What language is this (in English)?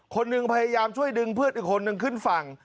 Thai